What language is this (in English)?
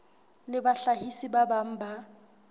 Southern Sotho